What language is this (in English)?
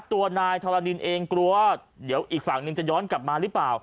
Thai